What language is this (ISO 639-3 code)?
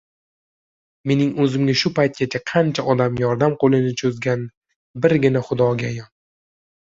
uzb